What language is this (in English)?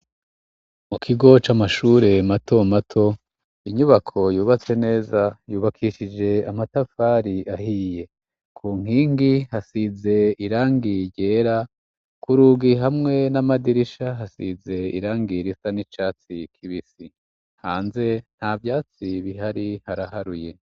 Rundi